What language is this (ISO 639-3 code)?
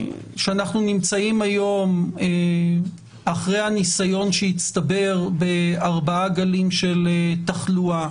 heb